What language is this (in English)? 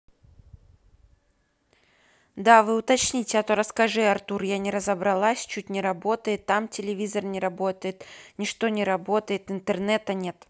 Russian